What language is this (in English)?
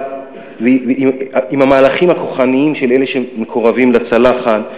Hebrew